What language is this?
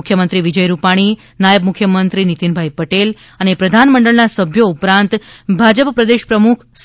Gujarati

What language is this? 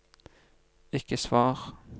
Norwegian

